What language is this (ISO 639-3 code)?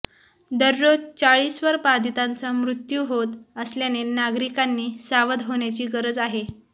mar